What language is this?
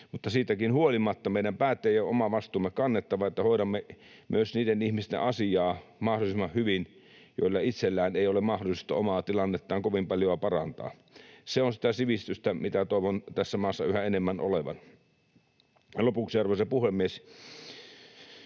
Finnish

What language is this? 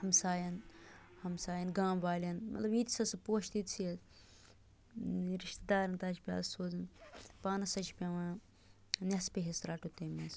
Kashmiri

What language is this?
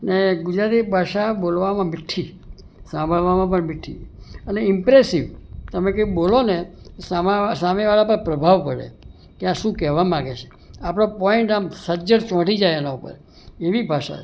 Gujarati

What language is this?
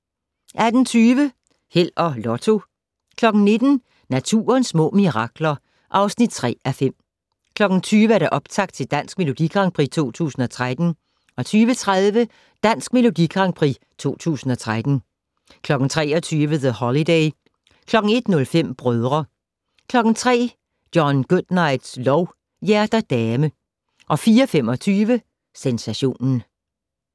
Danish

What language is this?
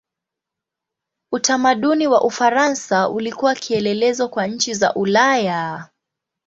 Swahili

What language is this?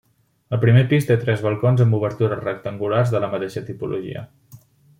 Catalan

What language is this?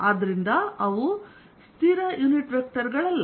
Kannada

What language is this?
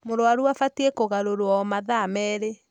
Kikuyu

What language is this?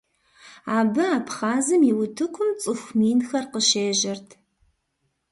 Kabardian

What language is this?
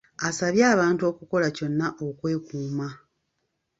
Ganda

